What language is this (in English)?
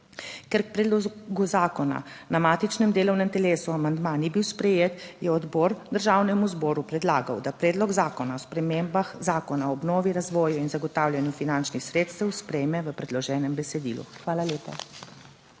Slovenian